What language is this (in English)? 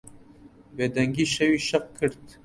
Central Kurdish